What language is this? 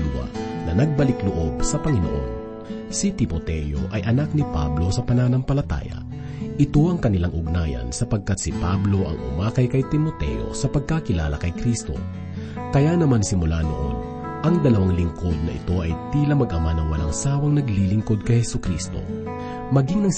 Filipino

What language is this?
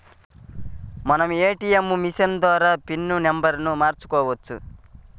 Telugu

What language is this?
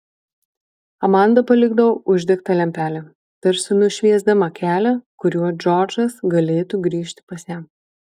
Lithuanian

